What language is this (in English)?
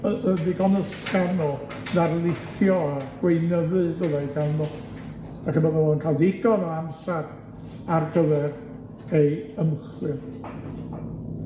Welsh